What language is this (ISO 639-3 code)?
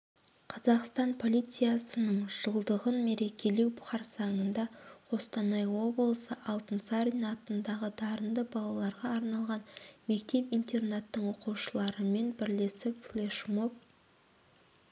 kaz